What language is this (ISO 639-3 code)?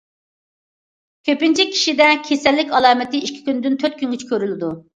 uig